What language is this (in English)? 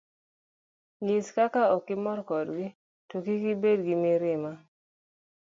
Luo (Kenya and Tanzania)